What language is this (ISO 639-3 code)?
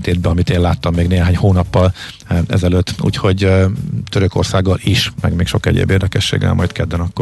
hun